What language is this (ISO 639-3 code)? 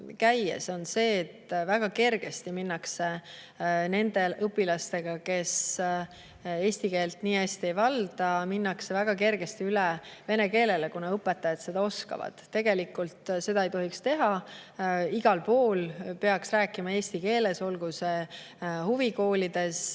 est